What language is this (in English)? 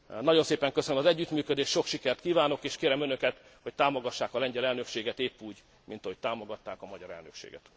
Hungarian